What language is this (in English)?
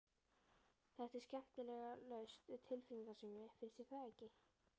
Icelandic